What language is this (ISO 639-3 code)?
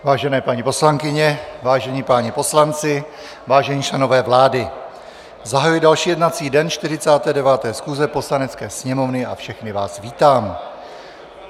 ces